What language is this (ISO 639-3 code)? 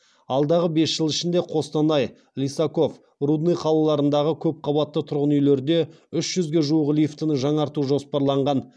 kaz